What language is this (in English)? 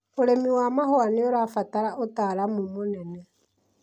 Kikuyu